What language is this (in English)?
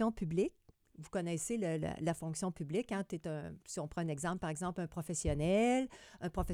French